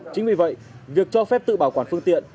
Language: Vietnamese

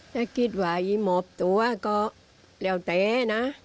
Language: Thai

